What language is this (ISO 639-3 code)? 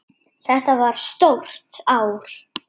isl